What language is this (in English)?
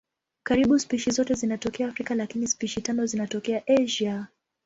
Swahili